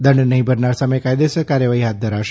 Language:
Gujarati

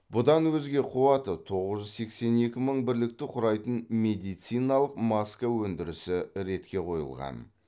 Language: Kazakh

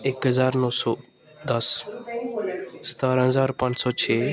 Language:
Punjabi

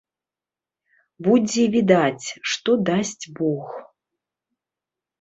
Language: Belarusian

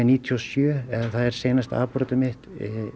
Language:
Icelandic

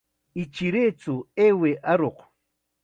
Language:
Chiquián Ancash Quechua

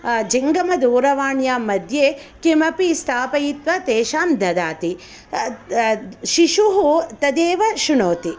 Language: Sanskrit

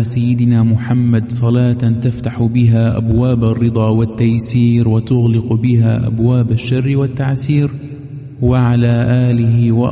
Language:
Arabic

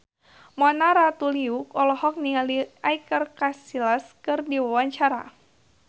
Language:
Sundanese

